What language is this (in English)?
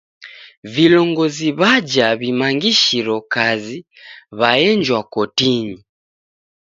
Taita